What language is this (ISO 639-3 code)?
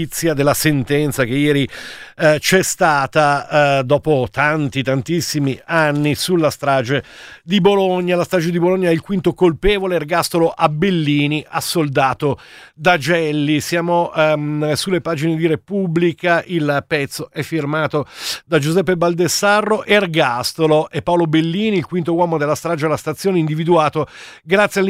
ita